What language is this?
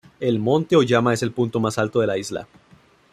Spanish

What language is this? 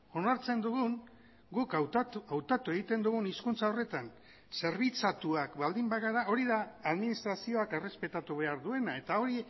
Basque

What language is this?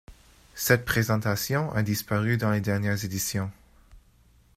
French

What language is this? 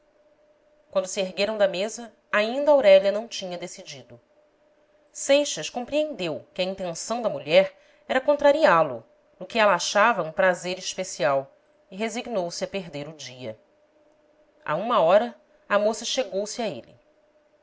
Portuguese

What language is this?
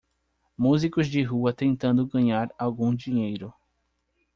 Portuguese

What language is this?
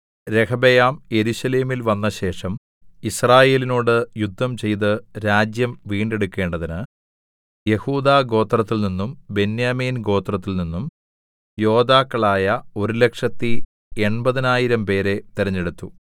Malayalam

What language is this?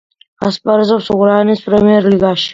Georgian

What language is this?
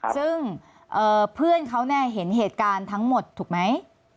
Thai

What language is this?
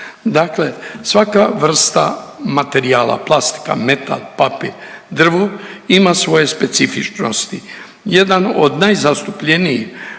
Croatian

